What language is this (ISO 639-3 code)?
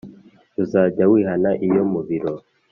kin